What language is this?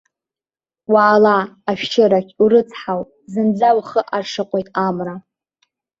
Abkhazian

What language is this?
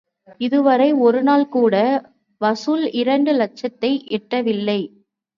Tamil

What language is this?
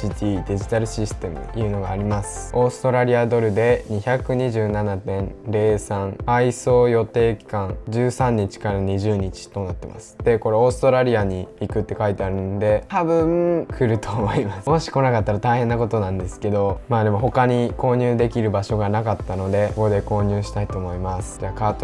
Japanese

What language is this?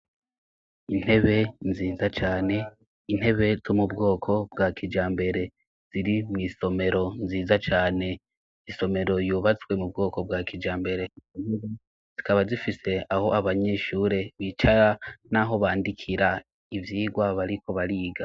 Rundi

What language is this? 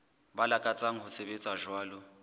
Southern Sotho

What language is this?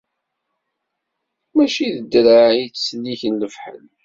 Kabyle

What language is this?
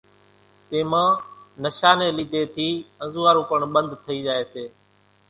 Kachi Koli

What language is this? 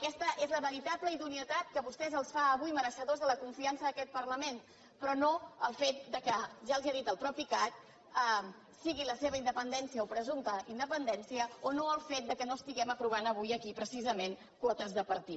Catalan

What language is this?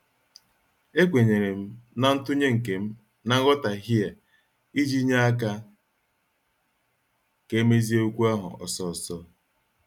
Igbo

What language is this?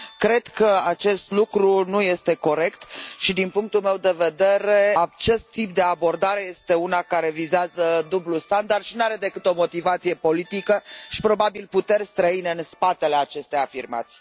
Romanian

